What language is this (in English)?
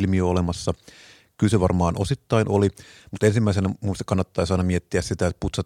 Finnish